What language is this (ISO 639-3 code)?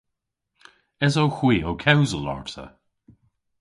cor